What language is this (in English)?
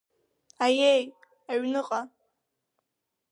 Abkhazian